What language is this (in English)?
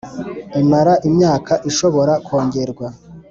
Kinyarwanda